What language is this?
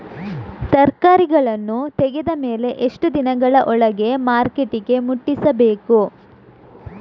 Kannada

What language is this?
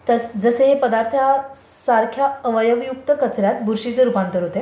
Marathi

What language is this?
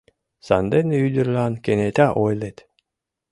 Mari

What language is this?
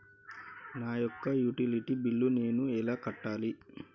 Telugu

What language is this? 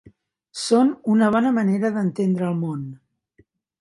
Catalan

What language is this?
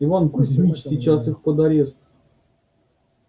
Russian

